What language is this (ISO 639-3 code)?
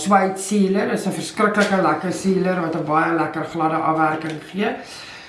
nld